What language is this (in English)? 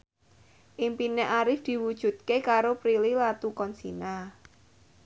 Javanese